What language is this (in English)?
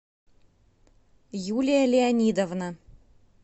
Russian